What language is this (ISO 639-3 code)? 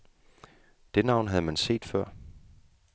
dan